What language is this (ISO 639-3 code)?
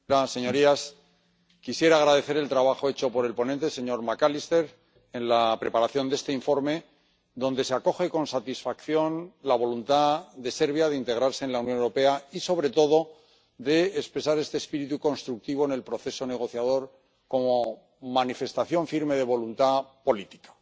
spa